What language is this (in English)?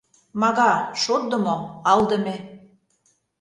Mari